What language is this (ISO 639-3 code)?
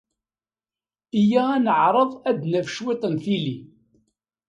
kab